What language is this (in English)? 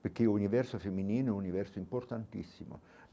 Portuguese